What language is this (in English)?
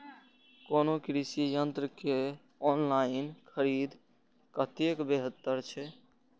Maithili